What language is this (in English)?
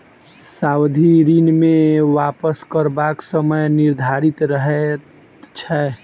Maithili